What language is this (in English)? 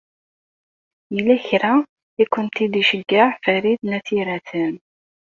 Kabyle